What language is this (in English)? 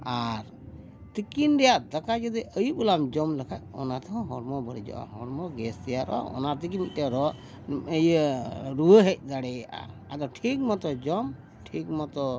Santali